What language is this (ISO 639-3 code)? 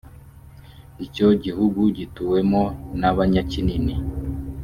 kin